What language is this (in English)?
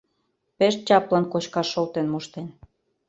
Mari